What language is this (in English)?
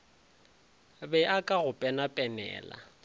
Northern Sotho